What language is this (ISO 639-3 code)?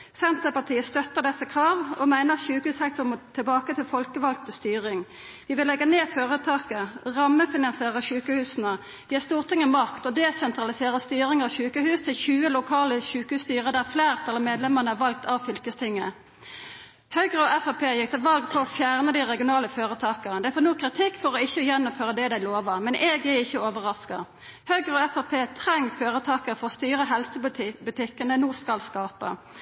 nno